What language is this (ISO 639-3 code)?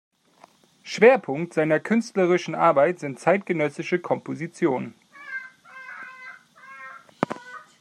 deu